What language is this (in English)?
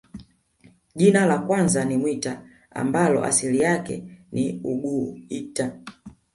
Swahili